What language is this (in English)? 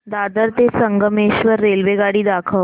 Marathi